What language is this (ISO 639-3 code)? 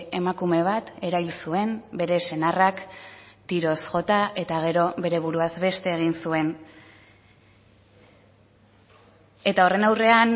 eus